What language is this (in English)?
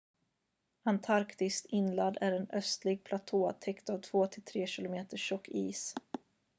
Swedish